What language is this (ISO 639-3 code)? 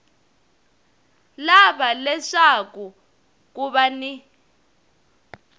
tso